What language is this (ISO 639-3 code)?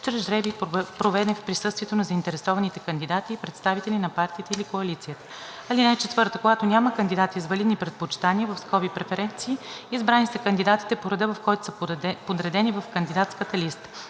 bul